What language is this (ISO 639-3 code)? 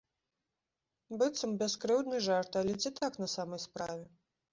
bel